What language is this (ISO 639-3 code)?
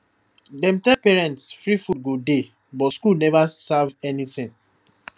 pcm